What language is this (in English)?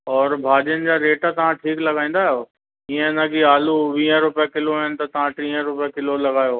Sindhi